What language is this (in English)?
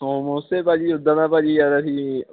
Punjabi